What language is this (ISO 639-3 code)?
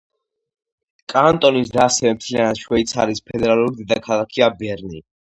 kat